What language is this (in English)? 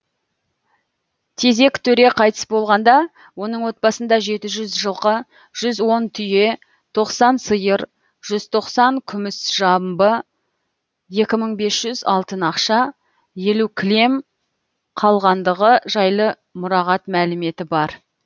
Kazakh